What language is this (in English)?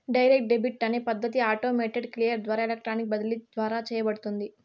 Telugu